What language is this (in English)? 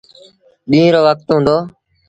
Sindhi Bhil